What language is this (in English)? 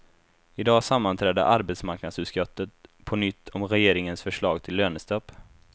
Swedish